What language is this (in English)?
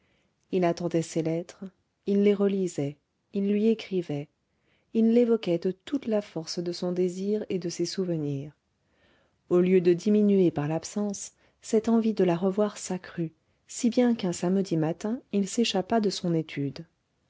French